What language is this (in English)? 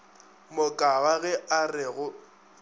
Northern Sotho